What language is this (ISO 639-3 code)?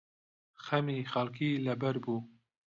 ckb